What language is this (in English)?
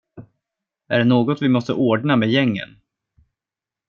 Swedish